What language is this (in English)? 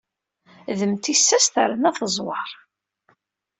Kabyle